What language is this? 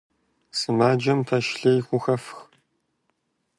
Kabardian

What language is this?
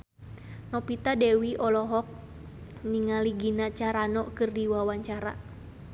Sundanese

